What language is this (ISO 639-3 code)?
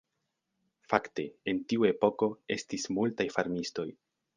epo